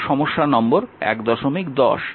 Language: Bangla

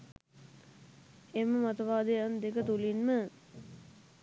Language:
Sinhala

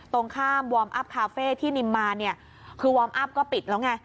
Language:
Thai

